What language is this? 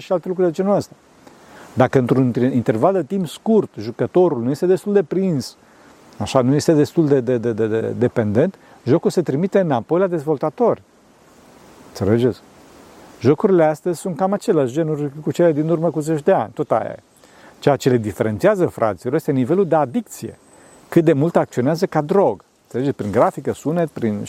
Romanian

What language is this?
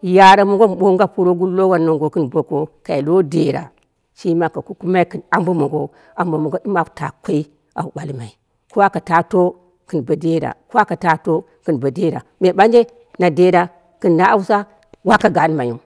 Dera (Nigeria)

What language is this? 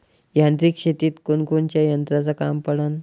Marathi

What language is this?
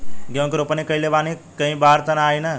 Bhojpuri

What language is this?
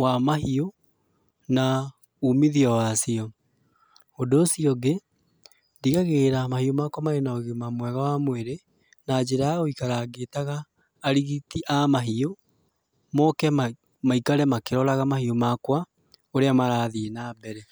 Kikuyu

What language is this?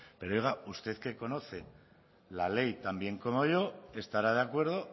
Spanish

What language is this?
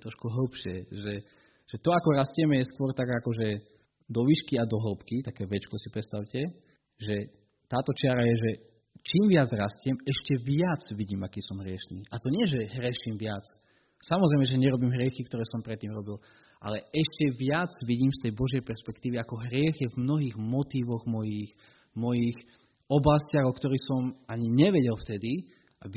Slovak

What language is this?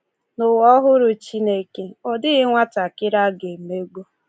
Igbo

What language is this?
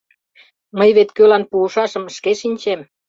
Mari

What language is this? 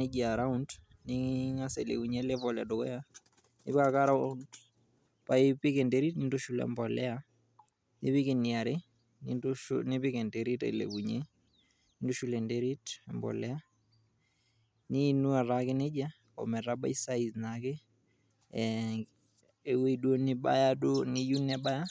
Masai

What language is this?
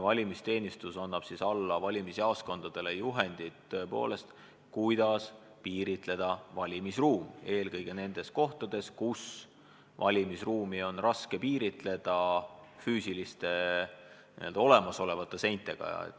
Estonian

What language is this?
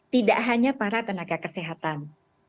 Indonesian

